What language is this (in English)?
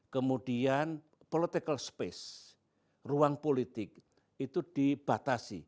Indonesian